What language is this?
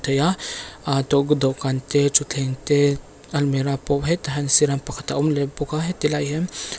Mizo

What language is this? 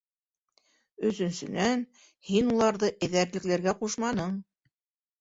Bashkir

